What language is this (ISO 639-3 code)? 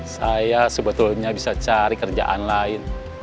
ind